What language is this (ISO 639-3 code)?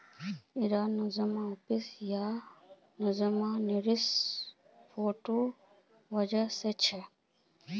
mag